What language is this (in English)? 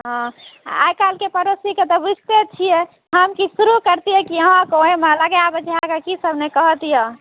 Maithili